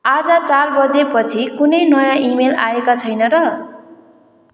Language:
Nepali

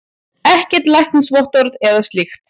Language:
Icelandic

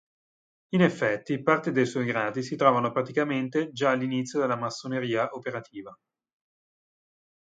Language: Italian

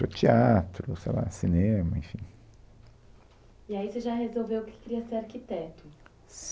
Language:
Portuguese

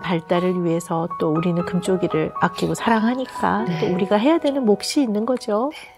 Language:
Korean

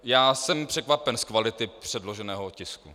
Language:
Czech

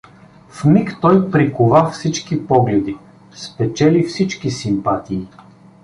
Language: Bulgarian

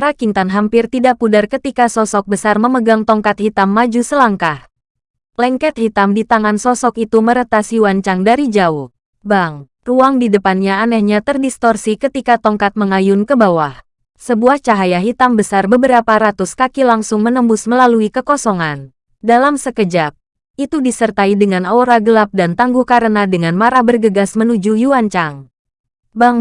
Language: Indonesian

